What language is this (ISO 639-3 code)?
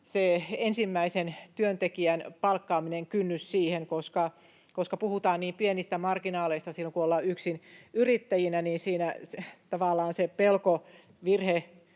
fin